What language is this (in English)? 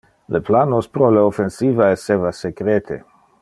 Interlingua